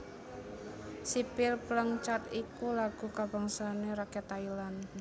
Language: Javanese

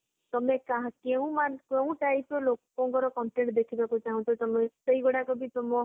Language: Odia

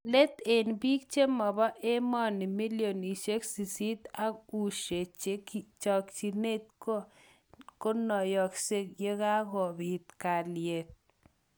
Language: Kalenjin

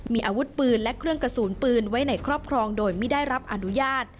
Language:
Thai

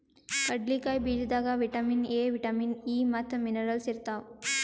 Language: Kannada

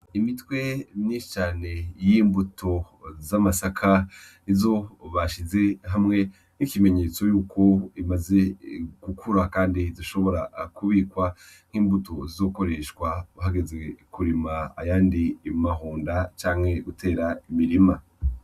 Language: Rundi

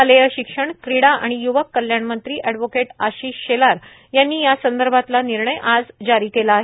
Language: Marathi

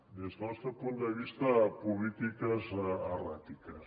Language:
Catalan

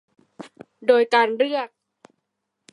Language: Thai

